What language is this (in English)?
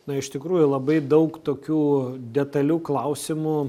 Lithuanian